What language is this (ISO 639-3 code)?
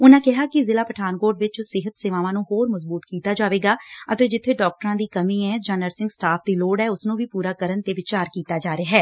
pan